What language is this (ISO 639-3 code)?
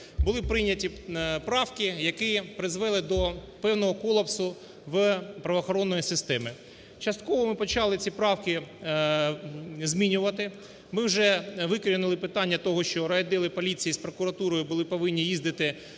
ukr